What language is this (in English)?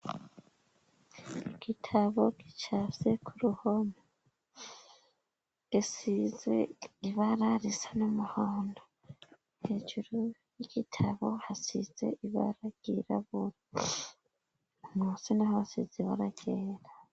Rundi